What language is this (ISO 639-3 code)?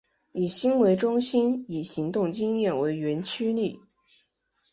zho